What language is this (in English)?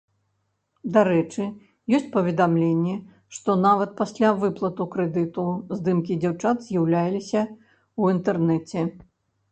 Belarusian